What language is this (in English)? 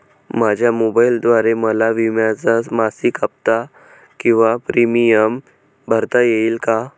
Marathi